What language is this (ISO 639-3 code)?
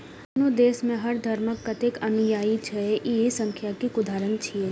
mai